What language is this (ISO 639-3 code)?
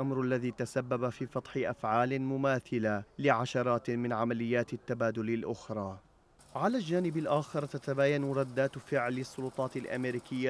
ara